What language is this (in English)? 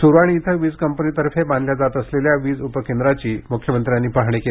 Marathi